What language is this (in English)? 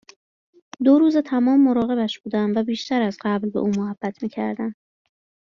Persian